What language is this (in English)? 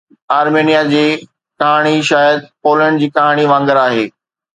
Sindhi